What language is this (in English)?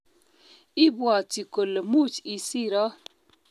Kalenjin